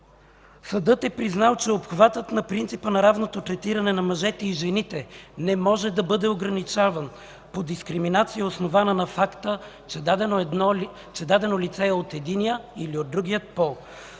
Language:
Bulgarian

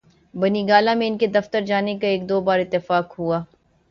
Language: Urdu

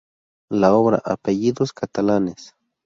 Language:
Spanish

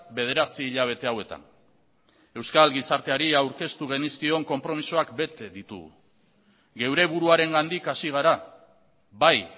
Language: Basque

